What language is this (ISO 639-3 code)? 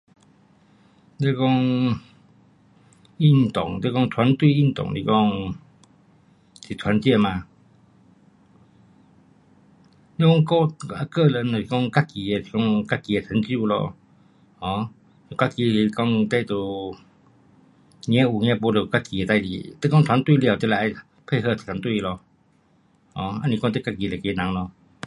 cpx